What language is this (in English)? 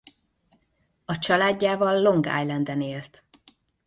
Hungarian